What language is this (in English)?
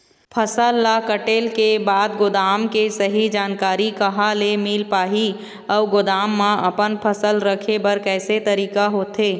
Chhattisgarhi